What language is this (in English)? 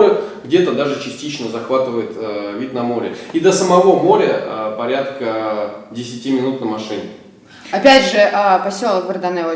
Russian